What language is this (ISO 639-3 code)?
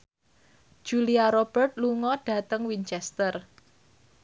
jav